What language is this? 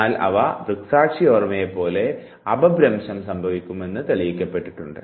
Malayalam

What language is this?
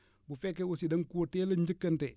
Wolof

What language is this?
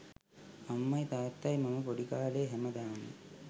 Sinhala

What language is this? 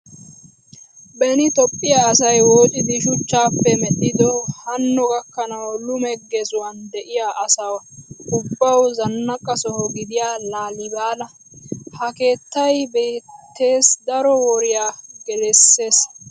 Wolaytta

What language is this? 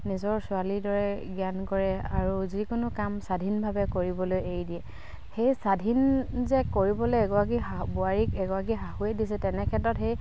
Assamese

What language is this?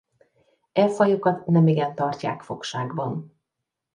Hungarian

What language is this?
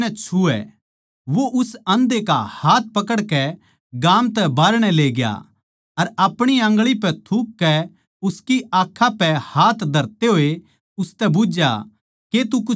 Haryanvi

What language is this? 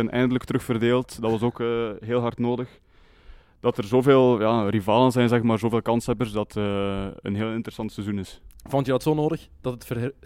Dutch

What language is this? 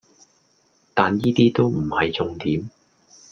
Cantonese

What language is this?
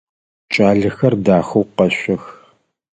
Adyghe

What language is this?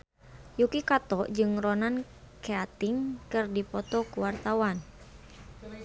Sundanese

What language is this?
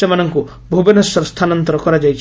Odia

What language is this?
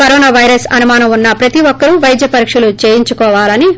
Telugu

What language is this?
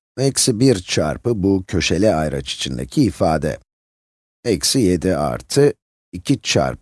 Turkish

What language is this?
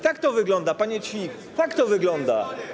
Polish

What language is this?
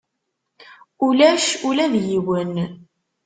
Kabyle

